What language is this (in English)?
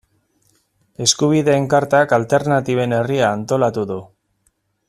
Basque